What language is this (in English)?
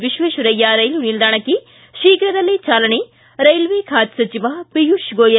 Kannada